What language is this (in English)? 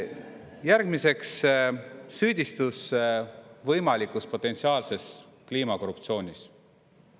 Estonian